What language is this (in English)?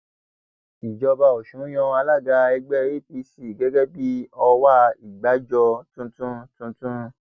Yoruba